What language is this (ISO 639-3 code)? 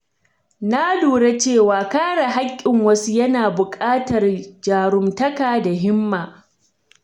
hau